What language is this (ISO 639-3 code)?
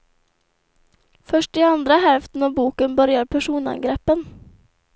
swe